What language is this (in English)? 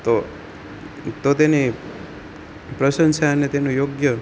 Gujarati